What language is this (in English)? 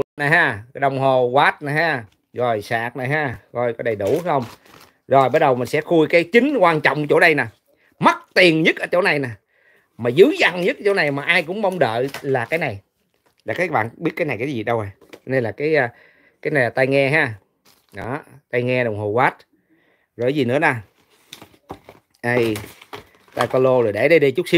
Vietnamese